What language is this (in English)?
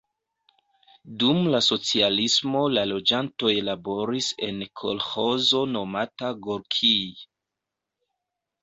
Esperanto